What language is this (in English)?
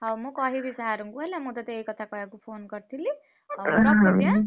Odia